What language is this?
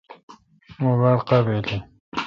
Kalkoti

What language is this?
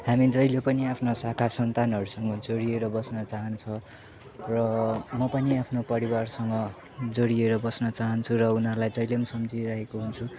Nepali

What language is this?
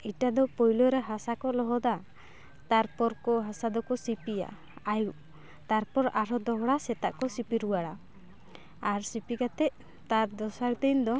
Santali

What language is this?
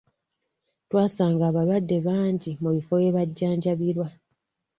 Ganda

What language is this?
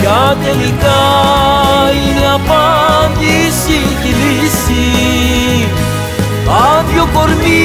Greek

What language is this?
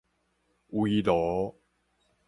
Min Nan Chinese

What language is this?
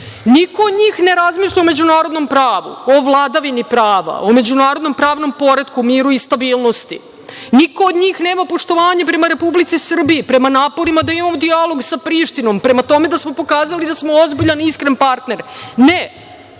Serbian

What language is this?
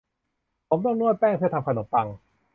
Thai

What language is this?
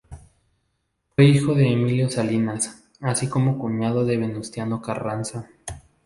Spanish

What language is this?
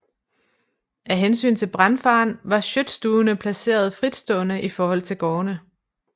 Danish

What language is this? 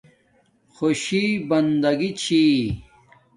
Domaaki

